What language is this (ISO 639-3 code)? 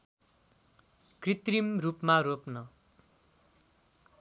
nep